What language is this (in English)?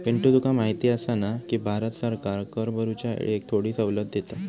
Marathi